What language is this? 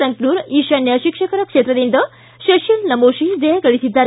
Kannada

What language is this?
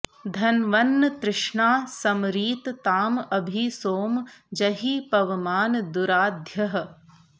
Sanskrit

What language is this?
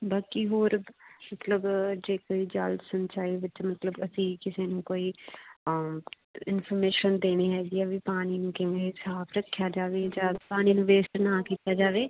Punjabi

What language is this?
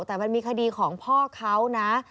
Thai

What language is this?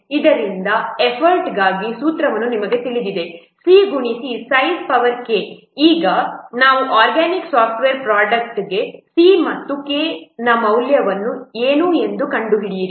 Kannada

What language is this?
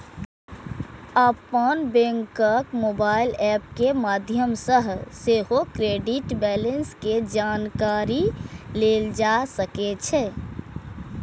Maithili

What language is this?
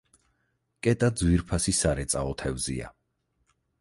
Georgian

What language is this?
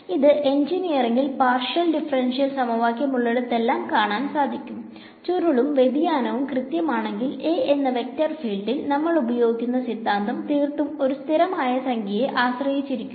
Malayalam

